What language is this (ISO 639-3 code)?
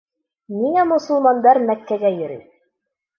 bak